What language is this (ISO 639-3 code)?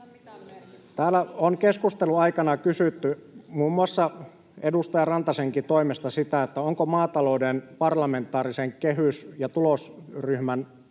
fin